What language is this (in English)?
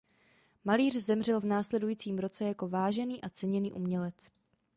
Czech